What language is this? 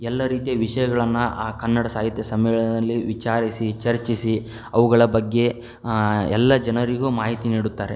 Kannada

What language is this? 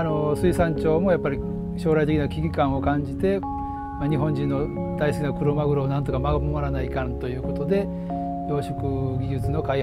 Japanese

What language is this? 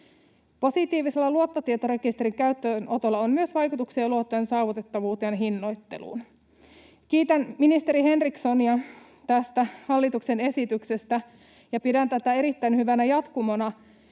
Finnish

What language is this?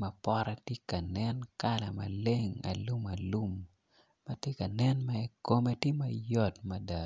Acoli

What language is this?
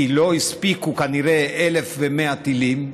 Hebrew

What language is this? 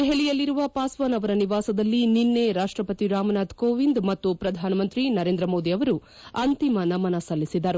Kannada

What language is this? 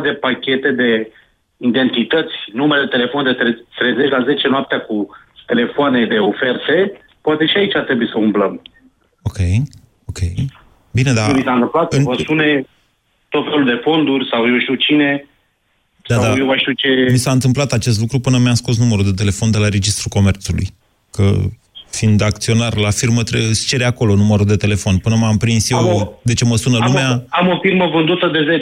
Romanian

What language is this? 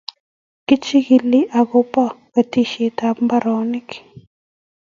Kalenjin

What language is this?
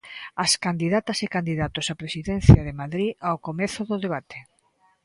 Galician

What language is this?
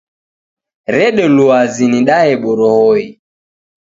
Taita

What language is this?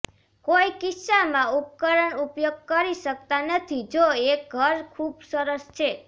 Gujarati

